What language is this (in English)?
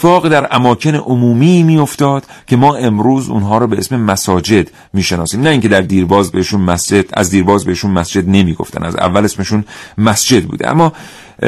Persian